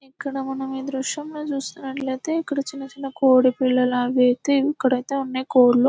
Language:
Telugu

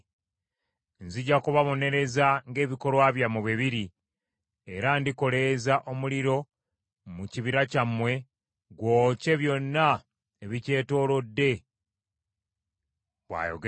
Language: Ganda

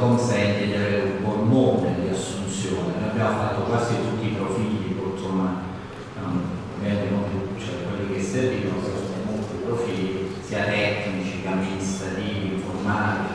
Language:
Italian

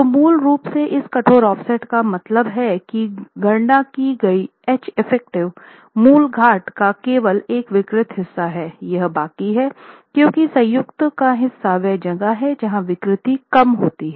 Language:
Hindi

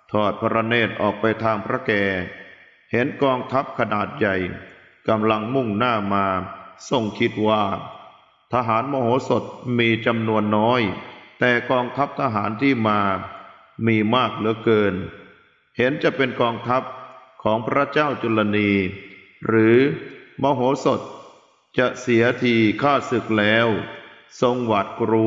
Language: Thai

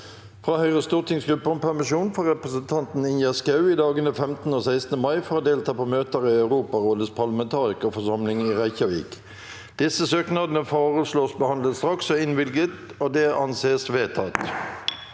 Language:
Norwegian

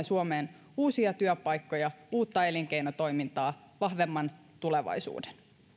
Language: Finnish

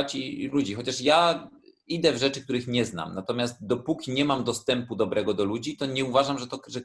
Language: Polish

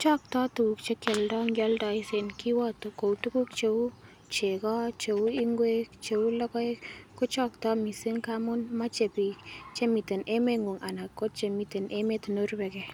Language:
Kalenjin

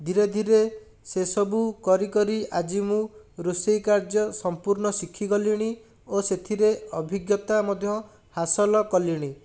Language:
Odia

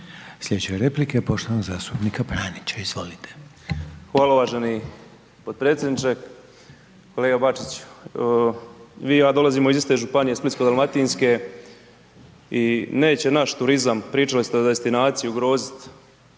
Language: Croatian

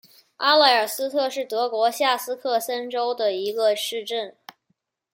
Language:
Chinese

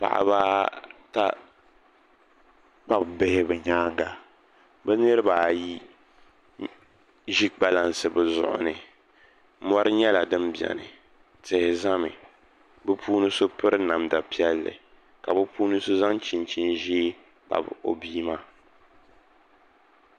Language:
Dagbani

